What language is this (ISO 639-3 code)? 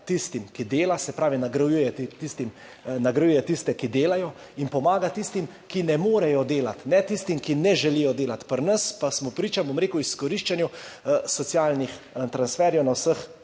slv